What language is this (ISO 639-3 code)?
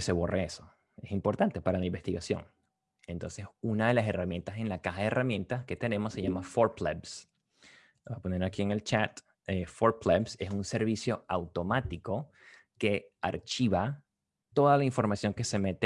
spa